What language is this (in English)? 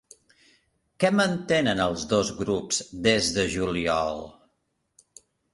Catalan